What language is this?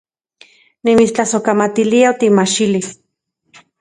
Central Puebla Nahuatl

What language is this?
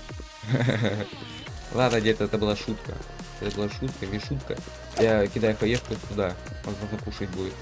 Russian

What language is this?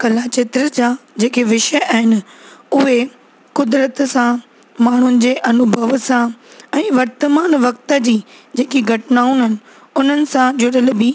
Sindhi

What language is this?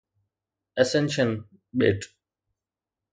Sindhi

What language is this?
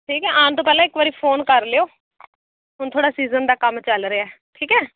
Punjabi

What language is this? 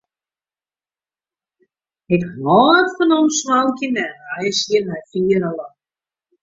Western Frisian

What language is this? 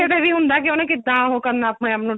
Punjabi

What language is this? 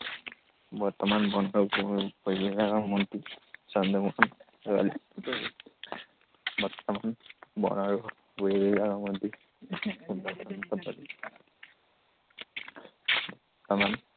Assamese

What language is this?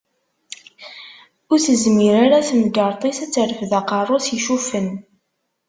Kabyle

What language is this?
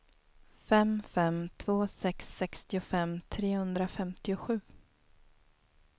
Swedish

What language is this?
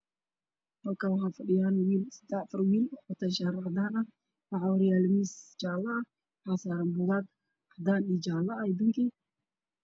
Somali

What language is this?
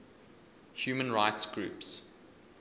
English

